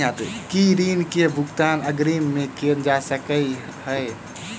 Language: Maithili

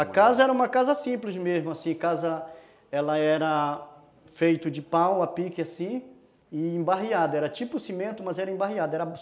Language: Portuguese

